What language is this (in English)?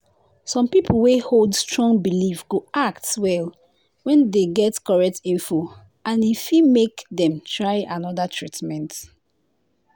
Nigerian Pidgin